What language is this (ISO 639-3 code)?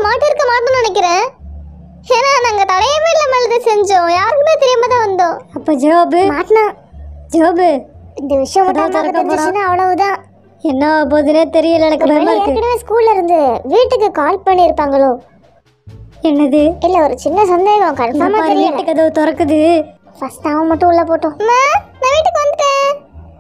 tur